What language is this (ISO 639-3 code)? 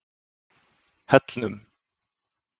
isl